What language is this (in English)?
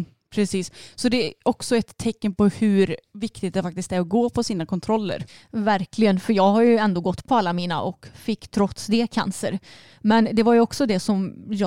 Swedish